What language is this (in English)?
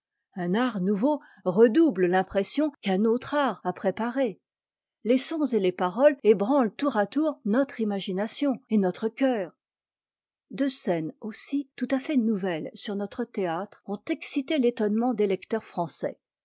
French